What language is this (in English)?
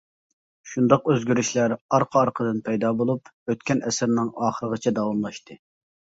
Uyghur